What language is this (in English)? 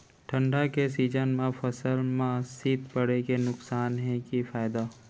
Chhattisgarhi